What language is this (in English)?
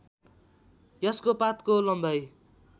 Nepali